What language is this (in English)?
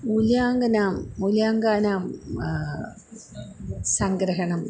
Sanskrit